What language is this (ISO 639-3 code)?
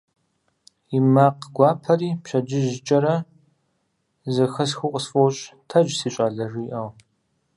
kbd